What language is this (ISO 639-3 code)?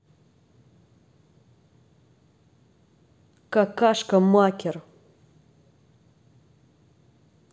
rus